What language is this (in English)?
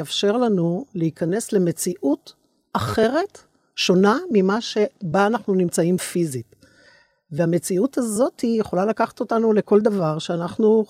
Hebrew